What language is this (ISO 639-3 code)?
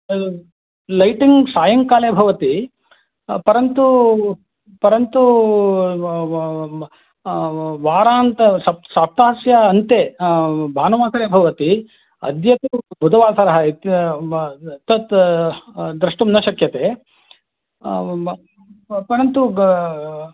san